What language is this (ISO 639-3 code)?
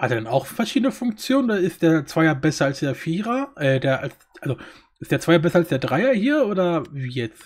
deu